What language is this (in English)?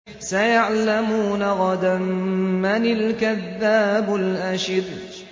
Arabic